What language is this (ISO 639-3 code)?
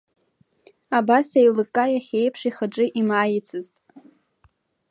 abk